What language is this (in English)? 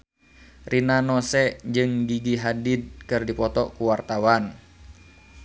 Sundanese